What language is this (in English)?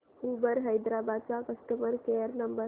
Marathi